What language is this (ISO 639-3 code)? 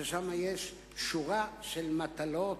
heb